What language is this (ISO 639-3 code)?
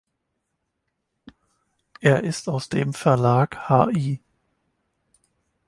deu